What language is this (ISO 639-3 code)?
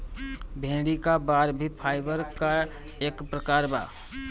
bho